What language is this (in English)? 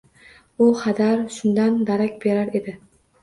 Uzbek